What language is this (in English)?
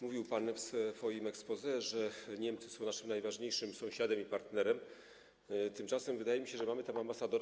Polish